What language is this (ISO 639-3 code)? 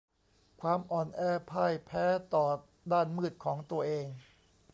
tha